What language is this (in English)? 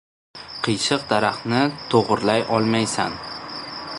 Uzbek